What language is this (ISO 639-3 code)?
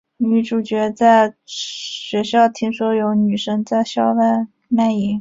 zho